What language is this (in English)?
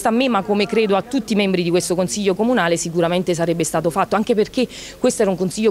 Italian